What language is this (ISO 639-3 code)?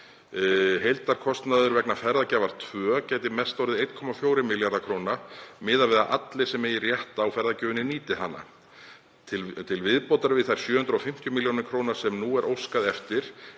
isl